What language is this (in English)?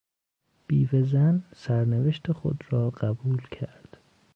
Persian